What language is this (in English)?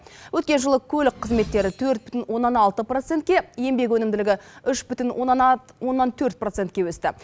Kazakh